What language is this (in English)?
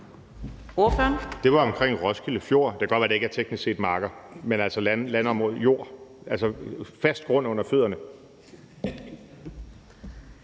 Danish